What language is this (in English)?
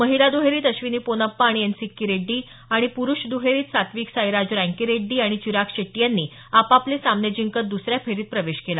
Marathi